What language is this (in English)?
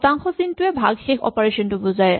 Assamese